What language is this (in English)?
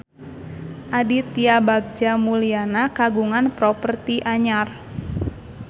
Sundanese